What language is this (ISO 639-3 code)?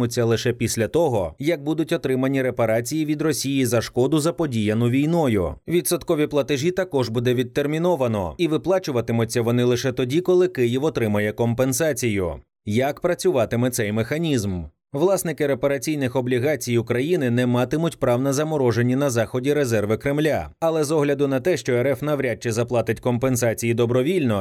ukr